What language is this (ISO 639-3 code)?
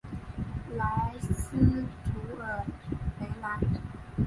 zho